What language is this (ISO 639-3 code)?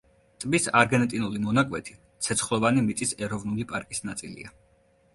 kat